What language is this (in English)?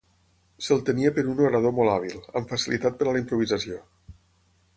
Catalan